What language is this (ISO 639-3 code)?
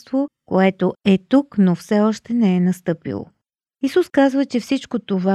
bul